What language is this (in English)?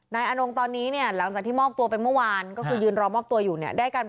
Thai